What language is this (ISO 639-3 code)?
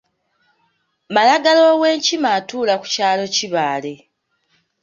lug